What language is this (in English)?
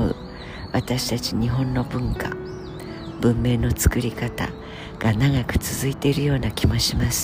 Japanese